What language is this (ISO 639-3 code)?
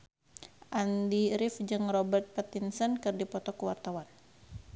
sun